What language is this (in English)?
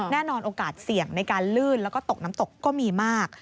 Thai